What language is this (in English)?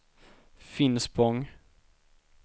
Swedish